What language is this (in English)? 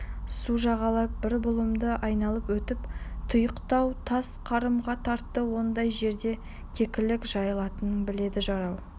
Kazakh